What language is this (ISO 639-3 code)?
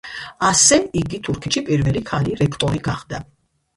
kat